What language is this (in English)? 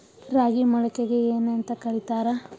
Kannada